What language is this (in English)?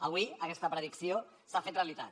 Catalan